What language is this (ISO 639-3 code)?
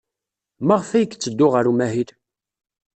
kab